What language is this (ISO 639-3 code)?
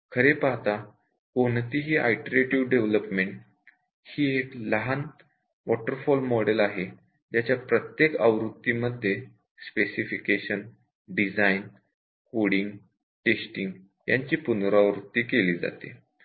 mar